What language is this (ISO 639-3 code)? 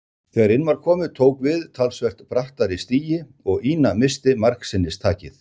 isl